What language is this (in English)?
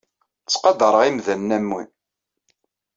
Kabyle